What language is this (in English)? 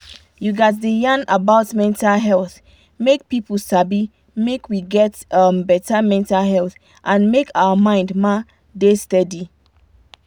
Nigerian Pidgin